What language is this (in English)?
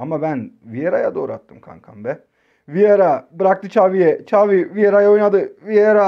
Turkish